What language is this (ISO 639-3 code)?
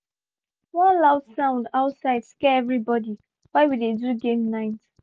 pcm